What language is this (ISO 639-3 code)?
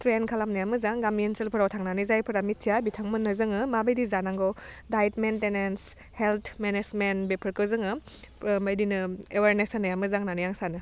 brx